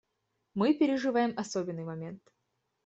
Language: Russian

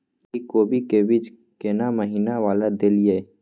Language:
Maithili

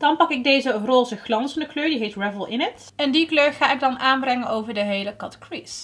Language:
Dutch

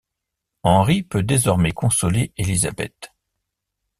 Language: French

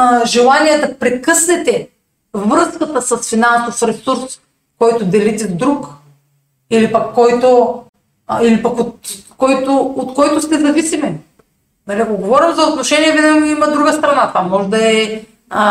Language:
Bulgarian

